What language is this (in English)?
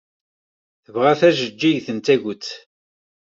Kabyle